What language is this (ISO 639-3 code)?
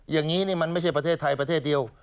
tha